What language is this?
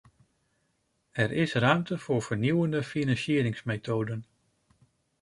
Dutch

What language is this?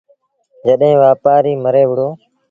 Sindhi Bhil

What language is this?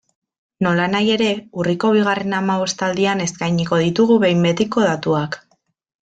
Basque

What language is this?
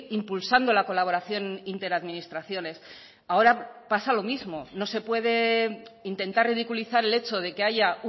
Spanish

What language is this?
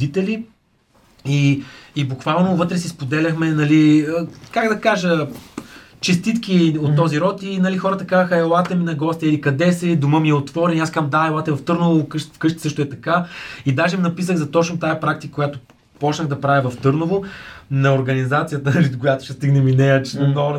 Bulgarian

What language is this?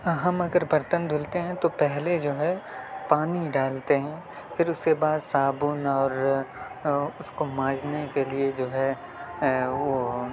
Urdu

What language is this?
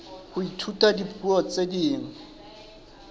Southern Sotho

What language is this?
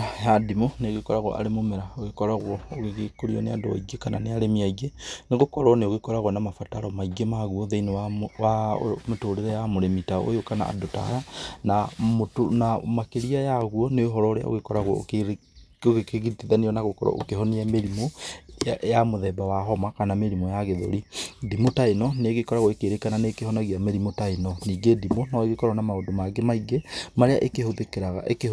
Kikuyu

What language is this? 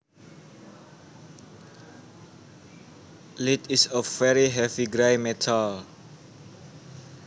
Javanese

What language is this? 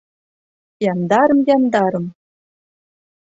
Mari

